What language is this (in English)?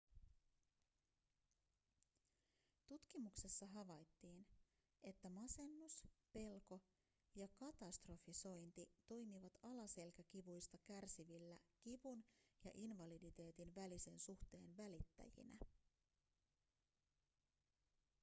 Finnish